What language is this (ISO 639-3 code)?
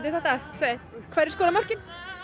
isl